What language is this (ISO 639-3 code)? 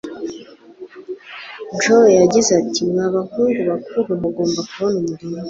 kin